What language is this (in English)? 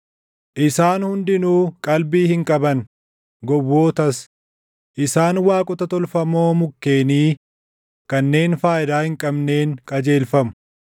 Oromo